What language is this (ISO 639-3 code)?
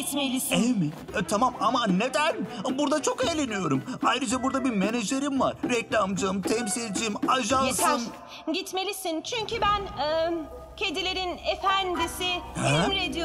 tur